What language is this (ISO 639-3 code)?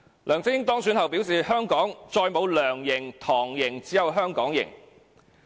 yue